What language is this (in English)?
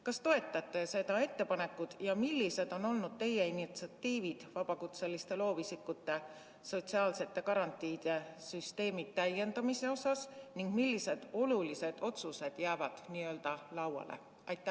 Estonian